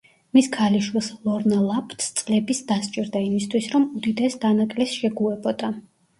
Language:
Georgian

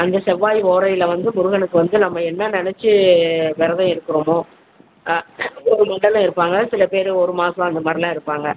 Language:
Tamil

